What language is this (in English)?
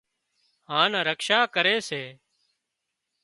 Wadiyara Koli